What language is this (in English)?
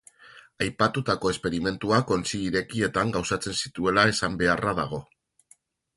Basque